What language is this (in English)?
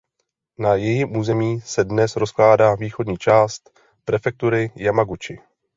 Czech